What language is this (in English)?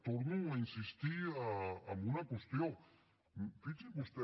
Catalan